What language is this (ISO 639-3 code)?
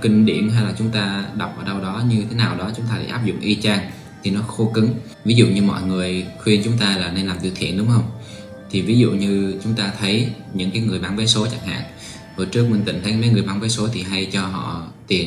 vie